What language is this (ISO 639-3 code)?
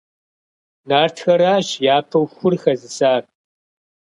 kbd